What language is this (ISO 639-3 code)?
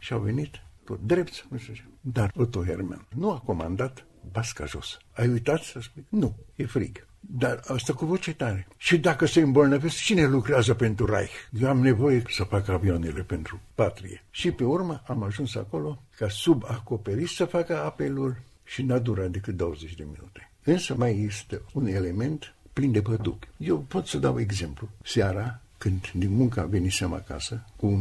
ron